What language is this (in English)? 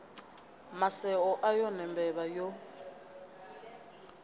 Venda